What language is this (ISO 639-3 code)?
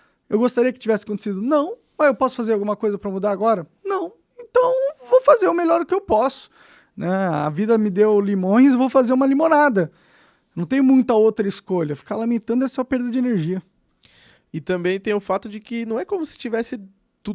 por